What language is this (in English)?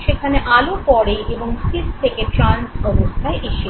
Bangla